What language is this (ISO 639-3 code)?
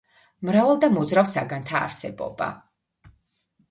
kat